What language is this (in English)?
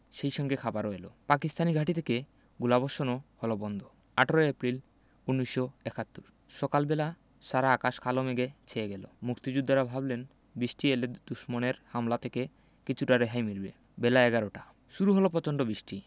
Bangla